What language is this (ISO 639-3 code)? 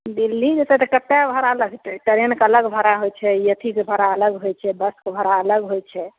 mai